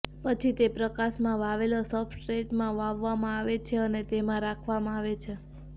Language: Gujarati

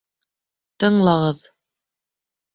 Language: Bashkir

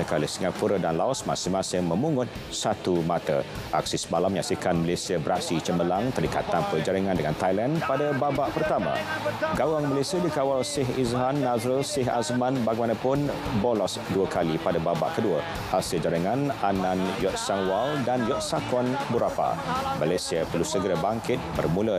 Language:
Malay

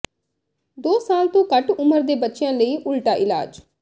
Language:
Punjabi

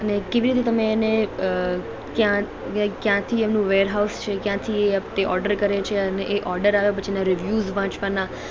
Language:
Gujarati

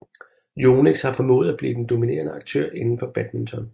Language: Danish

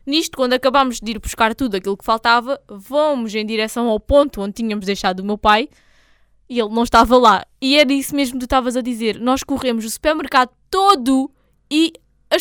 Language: Portuguese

